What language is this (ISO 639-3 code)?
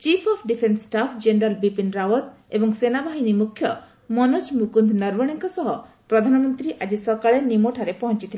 ori